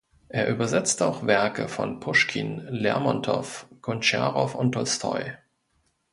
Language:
German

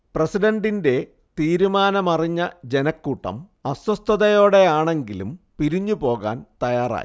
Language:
Malayalam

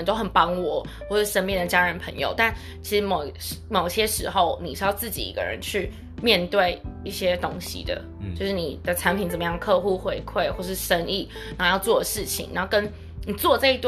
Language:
Chinese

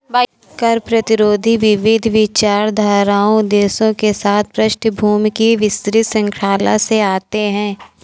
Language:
Hindi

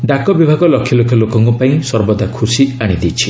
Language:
Odia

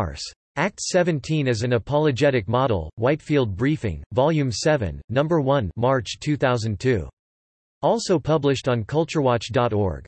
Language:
English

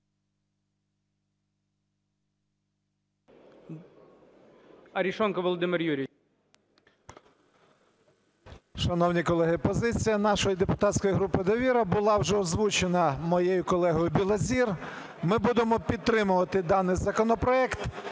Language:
Ukrainian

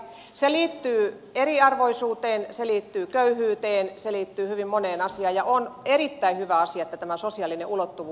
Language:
Finnish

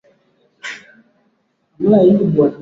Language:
Swahili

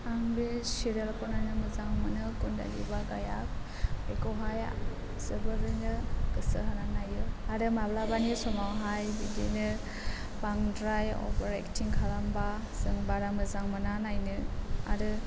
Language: Bodo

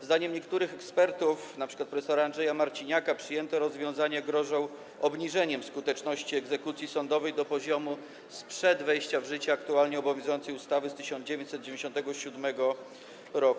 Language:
Polish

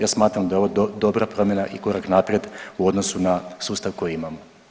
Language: Croatian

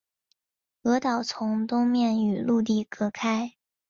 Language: Chinese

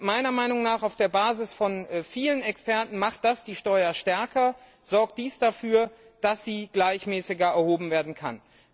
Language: German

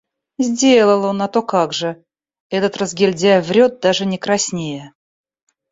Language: Russian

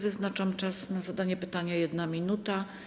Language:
Polish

